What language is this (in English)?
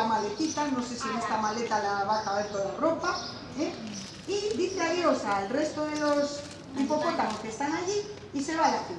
Spanish